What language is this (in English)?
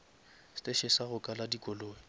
Northern Sotho